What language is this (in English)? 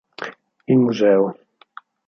Italian